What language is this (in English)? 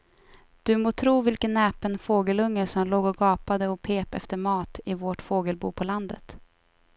Swedish